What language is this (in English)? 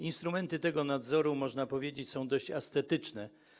Polish